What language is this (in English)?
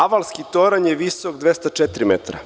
Serbian